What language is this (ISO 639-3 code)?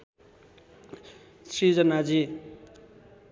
nep